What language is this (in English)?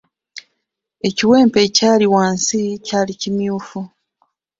Ganda